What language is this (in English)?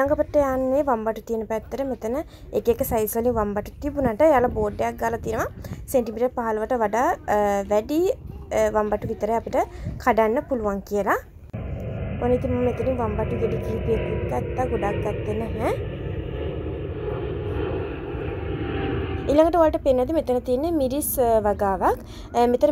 Turkish